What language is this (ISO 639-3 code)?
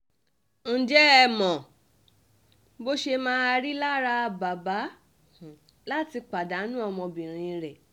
yor